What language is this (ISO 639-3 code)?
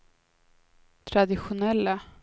swe